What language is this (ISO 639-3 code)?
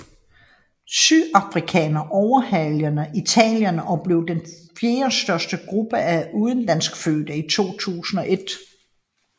dan